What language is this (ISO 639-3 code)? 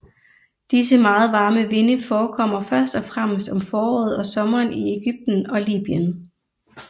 dan